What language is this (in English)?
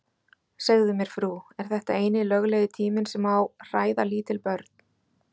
Icelandic